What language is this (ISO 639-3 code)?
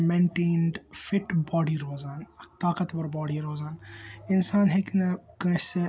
kas